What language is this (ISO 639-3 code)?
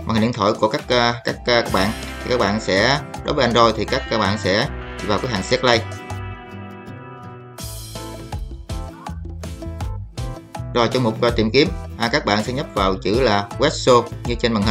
vie